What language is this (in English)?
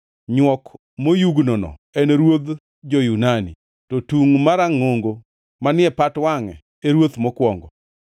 Luo (Kenya and Tanzania)